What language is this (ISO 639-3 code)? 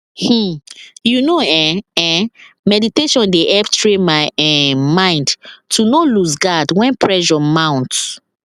pcm